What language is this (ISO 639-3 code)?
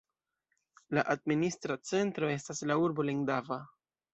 epo